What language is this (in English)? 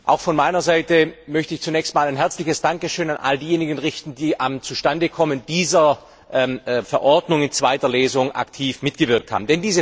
German